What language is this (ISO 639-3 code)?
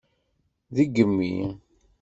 kab